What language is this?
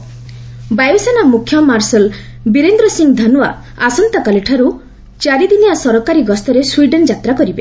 Odia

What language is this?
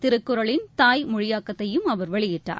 Tamil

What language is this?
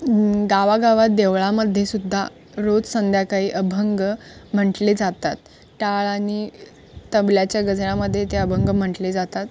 Marathi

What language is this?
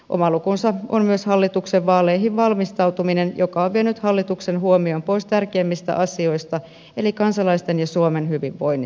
Finnish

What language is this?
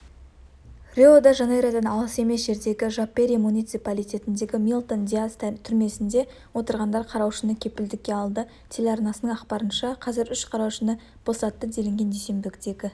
Kazakh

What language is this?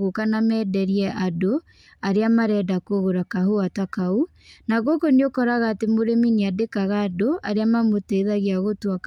Kikuyu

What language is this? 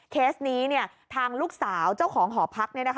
Thai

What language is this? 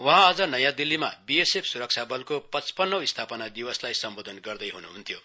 Nepali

